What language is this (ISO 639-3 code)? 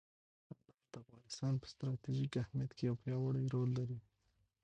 pus